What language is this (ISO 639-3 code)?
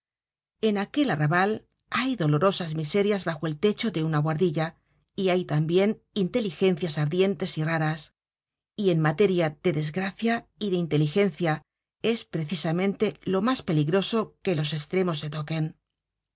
spa